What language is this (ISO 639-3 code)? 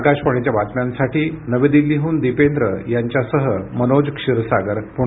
mar